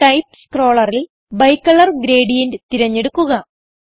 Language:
Malayalam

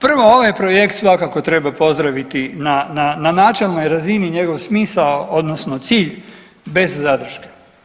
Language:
Croatian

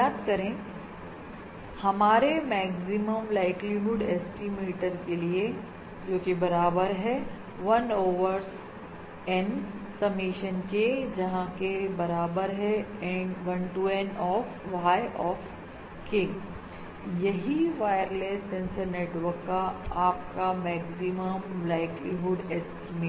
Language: Hindi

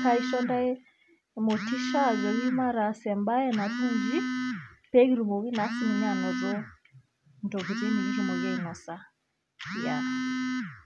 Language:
Masai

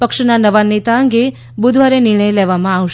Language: Gujarati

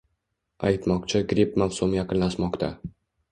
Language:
Uzbek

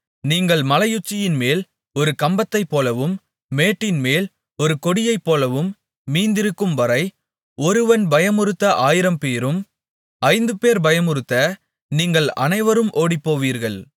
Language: Tamil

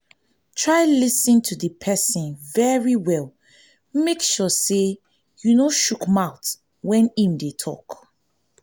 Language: Nigerian Pidgin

